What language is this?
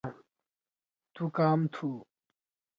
Torwali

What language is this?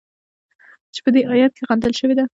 Pashto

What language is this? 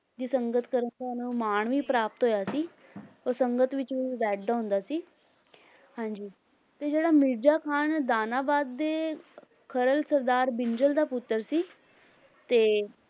Punjabi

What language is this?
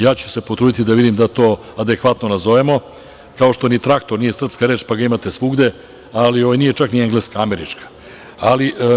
Serbian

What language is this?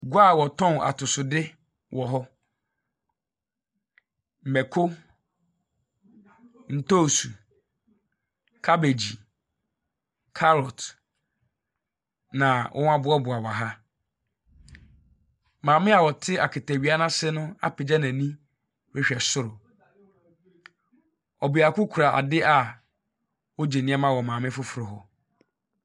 Akan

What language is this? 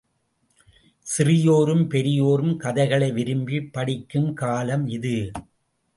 Tamil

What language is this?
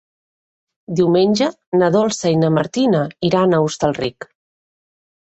Catalan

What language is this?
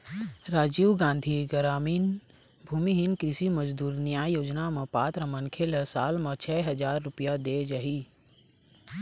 Chhattisgarhi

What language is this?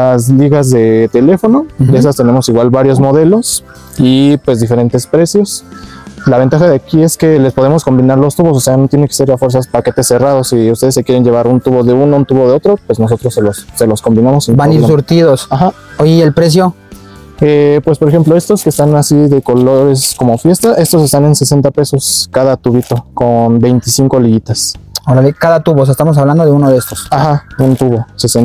Spanish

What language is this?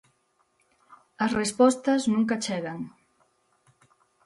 Galician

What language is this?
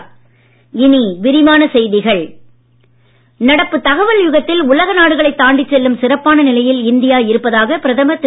Tamil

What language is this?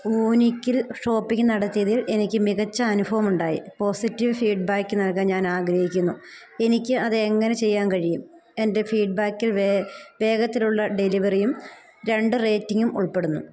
Malayalam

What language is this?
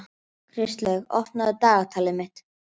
Icelandic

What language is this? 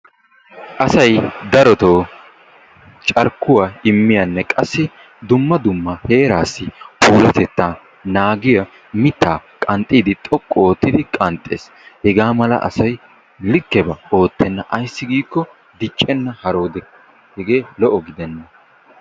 Wolaytta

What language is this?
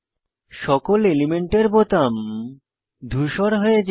Bangla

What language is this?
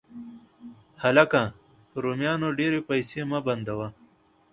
Pashto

